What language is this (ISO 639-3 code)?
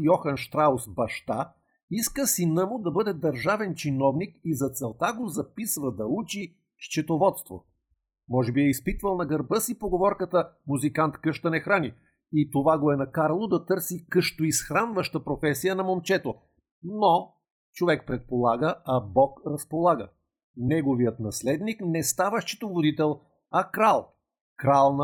bul